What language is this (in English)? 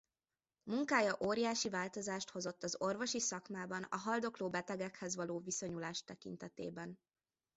Hungarian